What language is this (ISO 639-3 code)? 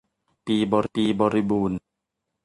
tha